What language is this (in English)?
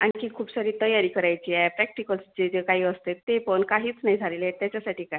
Marathi